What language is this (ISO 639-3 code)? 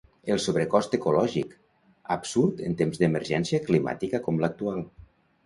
cat